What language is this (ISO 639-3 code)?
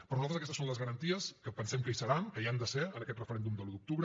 cat